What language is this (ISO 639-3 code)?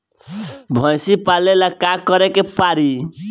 bho